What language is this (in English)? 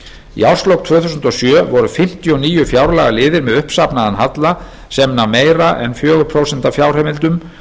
Icelandic